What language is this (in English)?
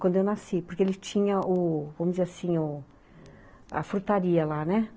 Portuguese